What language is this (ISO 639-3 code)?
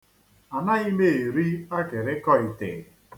ibo